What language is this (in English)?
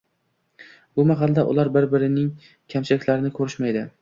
Uzbek